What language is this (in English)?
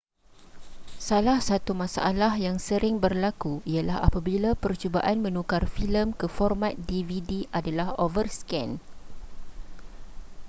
Malay